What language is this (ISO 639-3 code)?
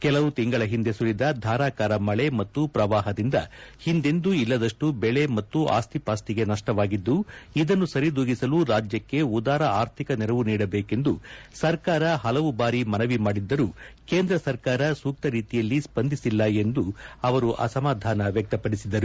kan